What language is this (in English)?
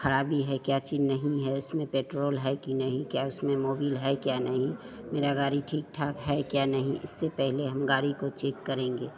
Hindi